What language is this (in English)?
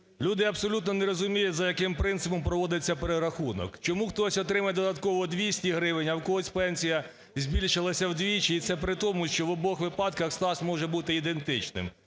Ukrainian